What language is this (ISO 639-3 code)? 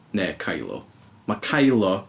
cym